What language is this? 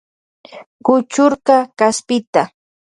Loja Highland Quichua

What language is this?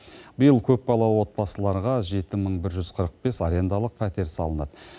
Kazakh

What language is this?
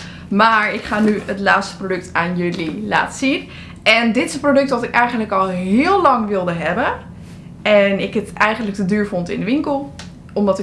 Dutch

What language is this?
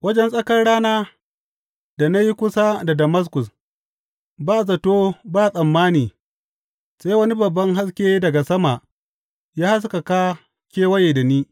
Hausa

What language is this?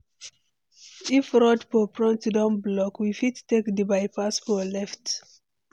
Nigerian Pidgin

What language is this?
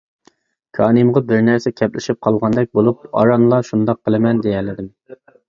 Uyghur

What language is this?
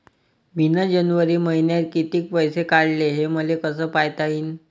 Marathi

